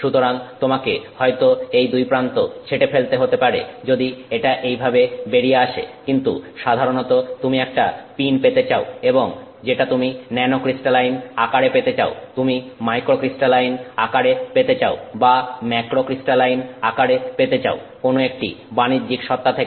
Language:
Bangla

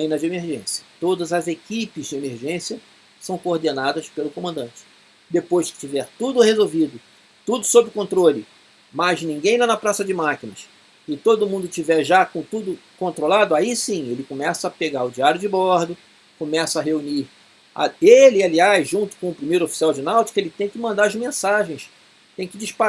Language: Portuguese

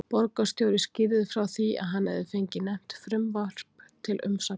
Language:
Icelandic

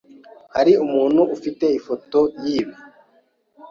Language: Kinyarwanda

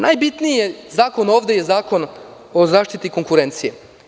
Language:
Serbian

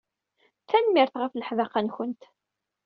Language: Kabyle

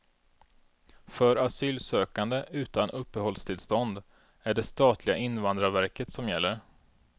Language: Swedish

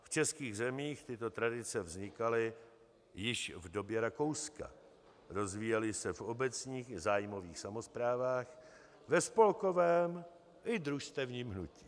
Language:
Czech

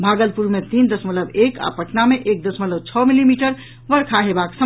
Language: Maithili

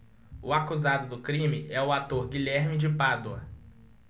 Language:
Portuguese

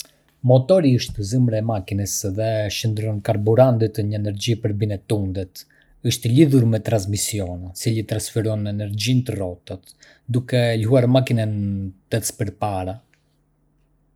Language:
Arbëreshë Albanian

